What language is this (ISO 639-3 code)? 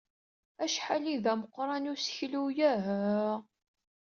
kab